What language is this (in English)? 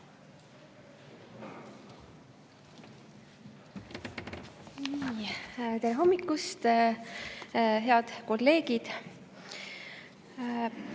Estonian